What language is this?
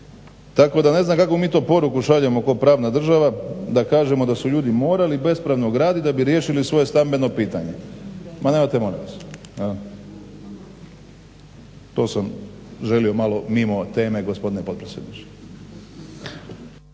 Croatian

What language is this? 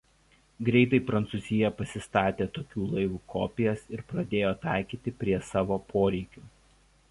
Lithuanian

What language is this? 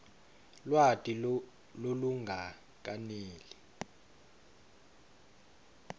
Swati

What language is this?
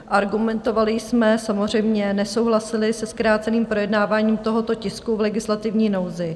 Czech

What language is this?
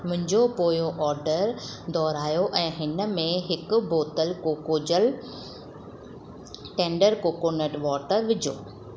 Sindhi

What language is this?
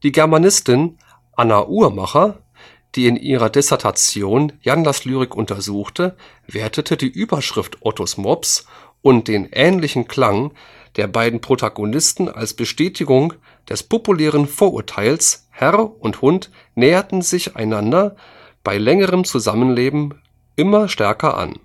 German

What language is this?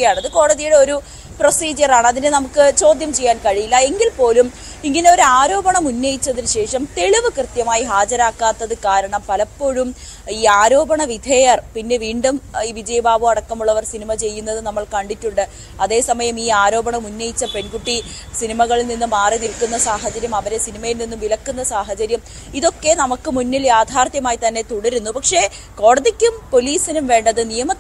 Malayalam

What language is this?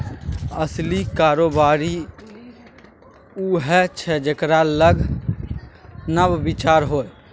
Maithili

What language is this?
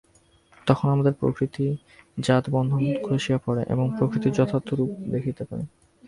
Bangla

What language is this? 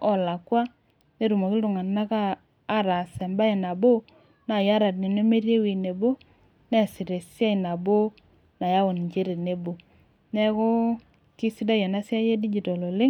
Masai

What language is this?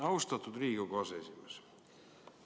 Estonian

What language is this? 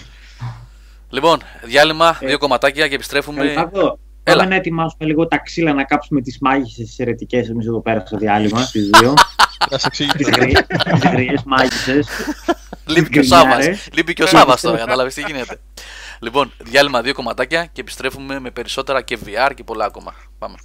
Greek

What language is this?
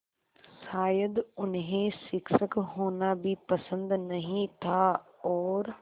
Hindi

